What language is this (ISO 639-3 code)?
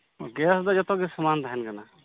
sat